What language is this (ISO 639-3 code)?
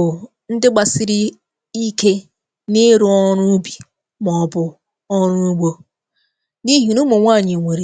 ibo